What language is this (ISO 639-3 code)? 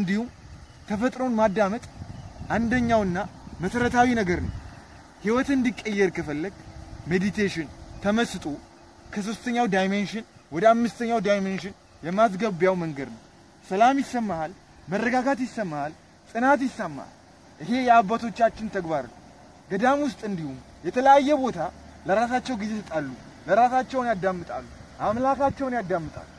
ara